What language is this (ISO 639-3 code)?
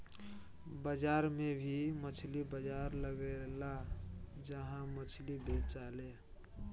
bho